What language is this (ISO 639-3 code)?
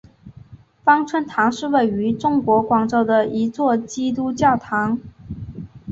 zho